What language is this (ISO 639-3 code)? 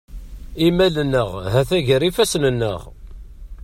kab